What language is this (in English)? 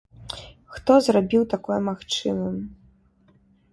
Belarusian